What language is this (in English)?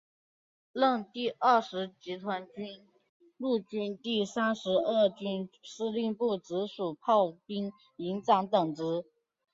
Chinese